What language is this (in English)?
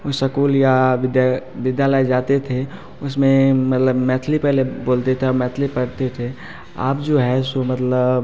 Hindi